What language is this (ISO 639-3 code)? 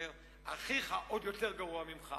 heb